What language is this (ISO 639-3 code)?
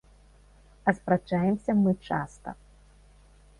bel